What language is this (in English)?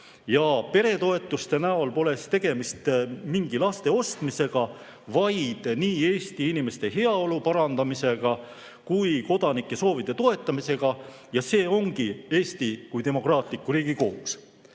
Estonian